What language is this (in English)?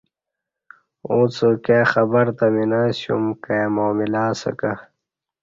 Kati